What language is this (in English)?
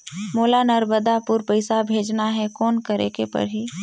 Chhattisgarhi